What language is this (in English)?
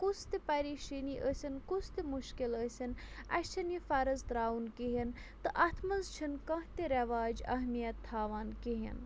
Kashmiri